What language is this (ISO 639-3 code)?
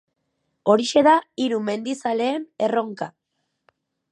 eus